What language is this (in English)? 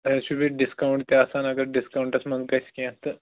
Kashmiri